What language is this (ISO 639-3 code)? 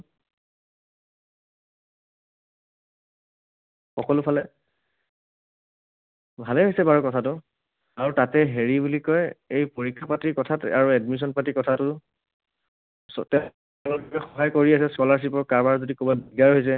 asm